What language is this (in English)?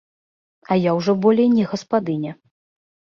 Belarusian